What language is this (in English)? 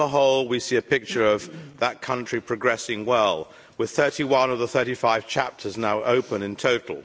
English